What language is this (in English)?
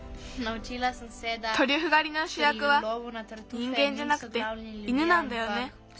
Japanese